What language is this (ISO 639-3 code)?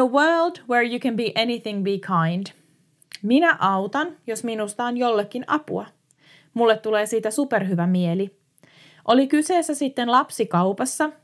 fin